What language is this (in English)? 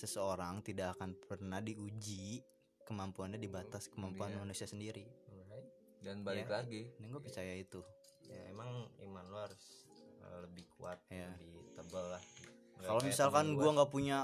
Indonesian